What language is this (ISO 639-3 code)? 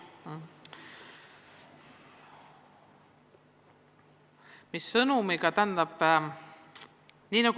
est